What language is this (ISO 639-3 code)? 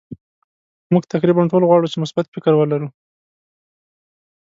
pus